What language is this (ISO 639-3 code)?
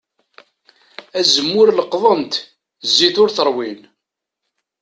kab